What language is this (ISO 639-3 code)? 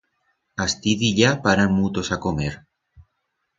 arg